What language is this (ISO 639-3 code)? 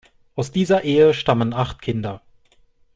deu